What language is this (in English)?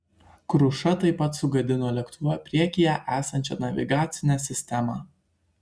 Lithuanian